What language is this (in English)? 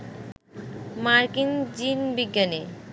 Bangla